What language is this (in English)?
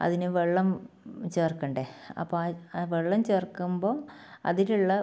Malayalam